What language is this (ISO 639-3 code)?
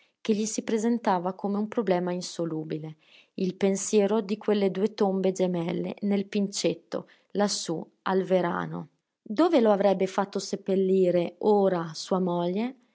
ita